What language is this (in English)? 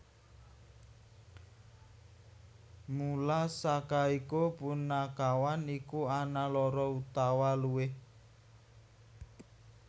Javanese